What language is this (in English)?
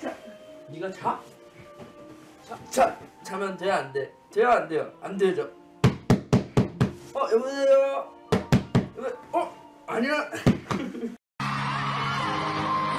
Korean